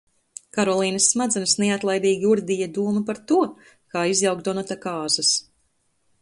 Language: Latvian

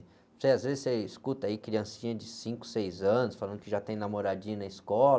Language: Portuguese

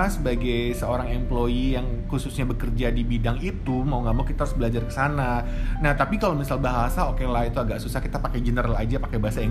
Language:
Indonesian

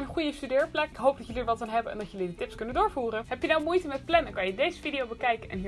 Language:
Dutch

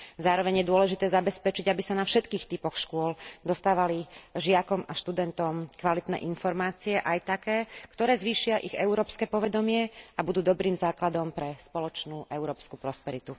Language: Slovak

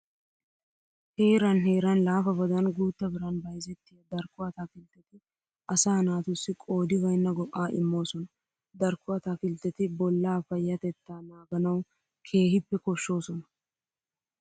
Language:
Wolaytta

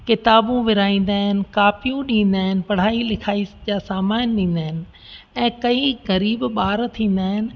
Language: Sindhi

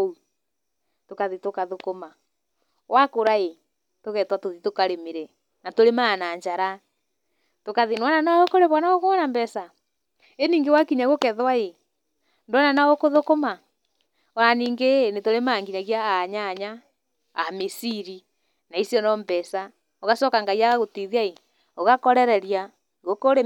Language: Kikuyu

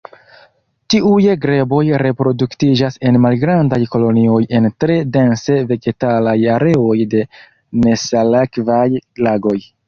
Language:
Esperanto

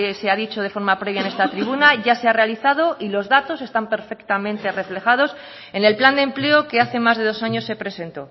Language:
Spanish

